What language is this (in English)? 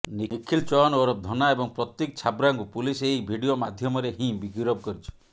Odia